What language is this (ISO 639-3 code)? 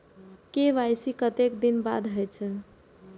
mai